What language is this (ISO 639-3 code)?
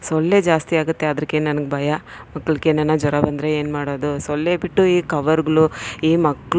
kan